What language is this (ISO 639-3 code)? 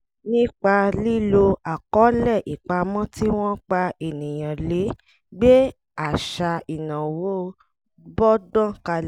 yor